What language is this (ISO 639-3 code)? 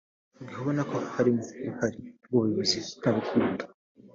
kin